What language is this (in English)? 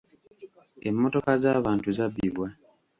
Ganda